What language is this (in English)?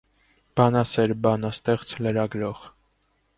Armenian